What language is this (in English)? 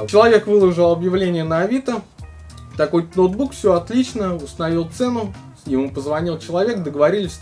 Russian